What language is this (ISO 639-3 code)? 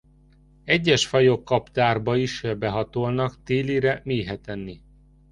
hun